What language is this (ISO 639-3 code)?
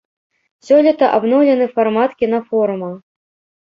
bel